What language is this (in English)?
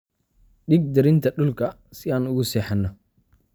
Somali